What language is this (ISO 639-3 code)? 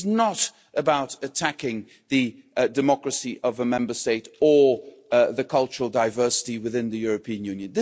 eng